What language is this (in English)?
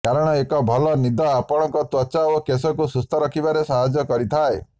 Odia